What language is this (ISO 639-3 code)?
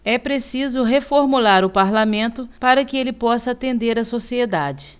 por